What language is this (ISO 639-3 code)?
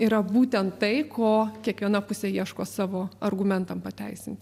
lit